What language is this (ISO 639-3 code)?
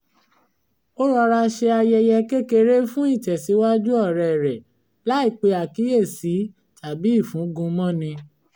yor